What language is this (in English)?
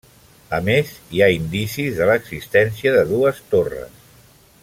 Catalan